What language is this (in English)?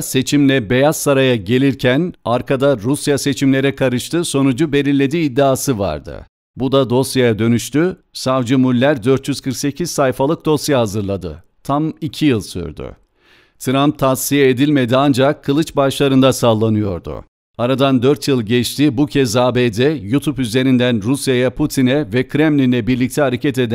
Turkish